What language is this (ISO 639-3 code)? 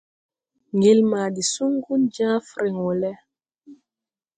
tui